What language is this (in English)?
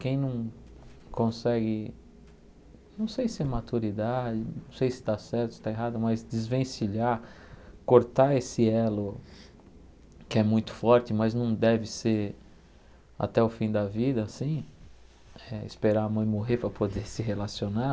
Portuguese